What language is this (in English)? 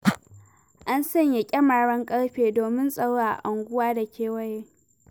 Hausa